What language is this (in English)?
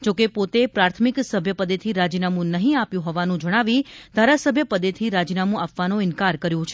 Gujarati